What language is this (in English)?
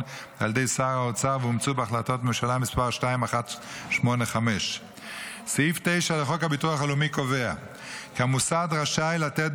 Hebrew